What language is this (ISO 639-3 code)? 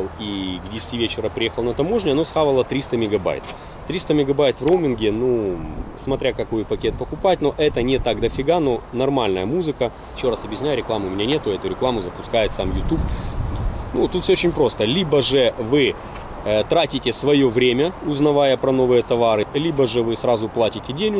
rus